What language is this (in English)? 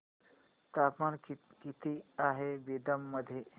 Marathi